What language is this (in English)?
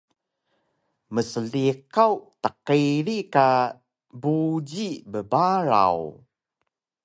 Taroko